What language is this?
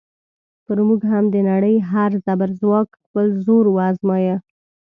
Pashto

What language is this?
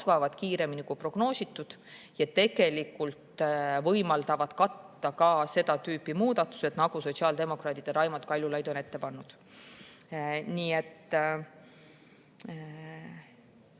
Estonian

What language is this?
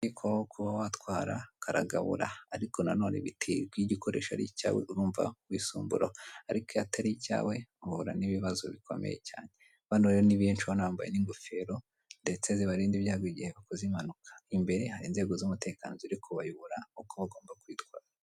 Kinyarwanda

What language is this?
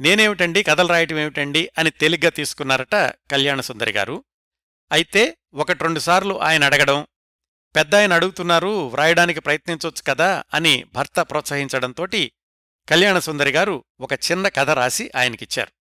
Telugu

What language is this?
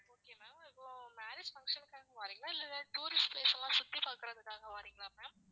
Tamil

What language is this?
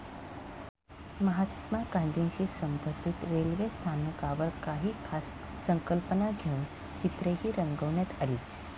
Marathi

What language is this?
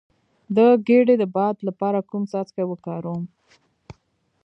Pashto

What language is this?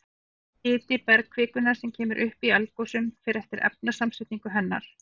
Icelandic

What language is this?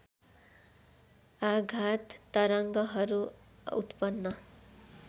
Nepali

